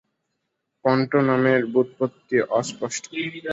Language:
Bangla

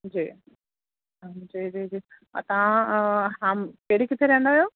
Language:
Sindhi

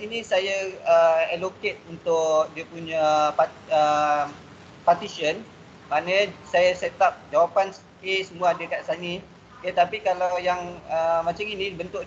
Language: Malay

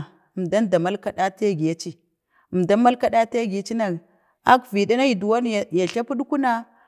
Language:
Bade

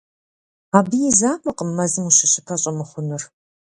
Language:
Kabardian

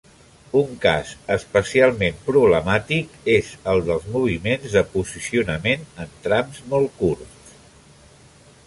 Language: Catalan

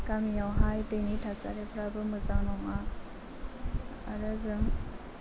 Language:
Bodo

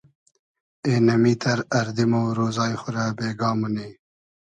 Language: Hazaragi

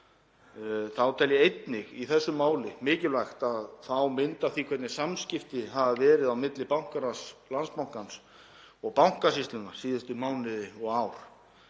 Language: Icelandic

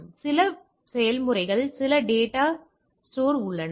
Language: Tamil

